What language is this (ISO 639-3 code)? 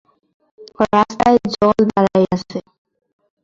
ben